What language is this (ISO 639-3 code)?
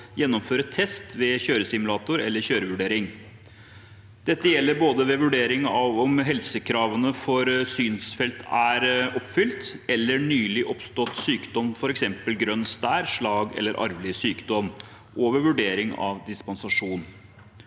nor